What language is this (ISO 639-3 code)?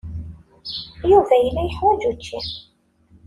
kab